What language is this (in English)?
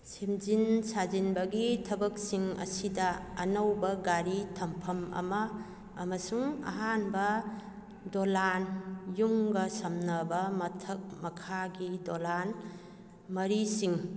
Manipuri